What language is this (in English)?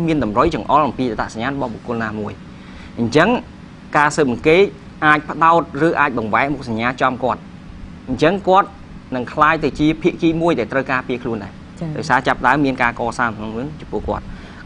Vietnamese